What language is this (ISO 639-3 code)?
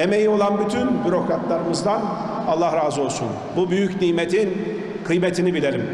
tur